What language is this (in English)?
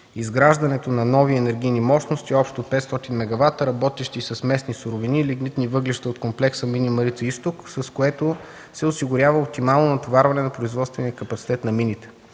Bulgarian